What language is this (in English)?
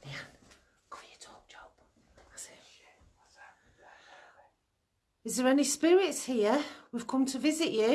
English